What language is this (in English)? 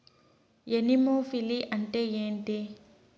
Telugu